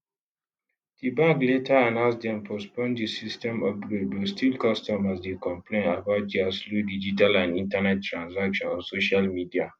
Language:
Nigerian Pidgin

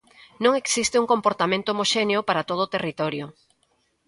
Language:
Galician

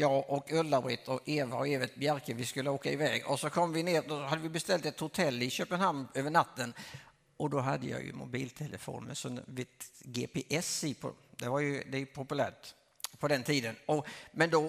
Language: Swedish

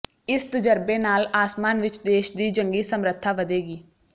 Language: Punjabi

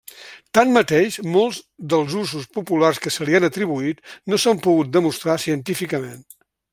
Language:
Catalan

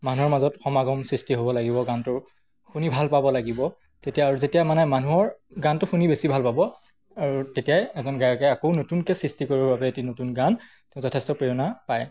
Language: Assamese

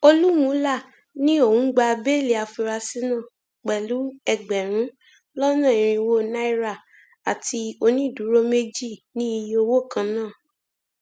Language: Yoruba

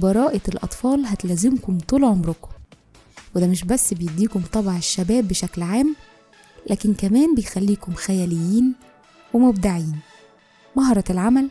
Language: Arabic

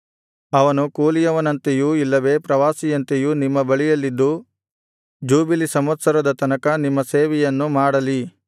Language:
Kannada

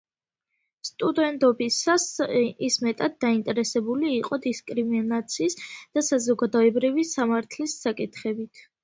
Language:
Georgian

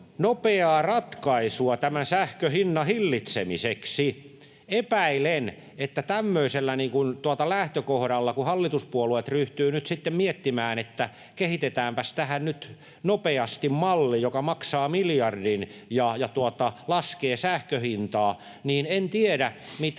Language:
Finnish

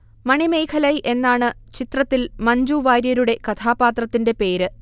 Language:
Malayalam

